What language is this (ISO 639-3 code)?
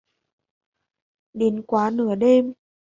vie